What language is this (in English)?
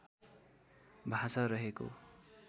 Nepali